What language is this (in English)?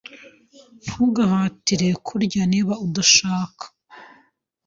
Kinyarwanda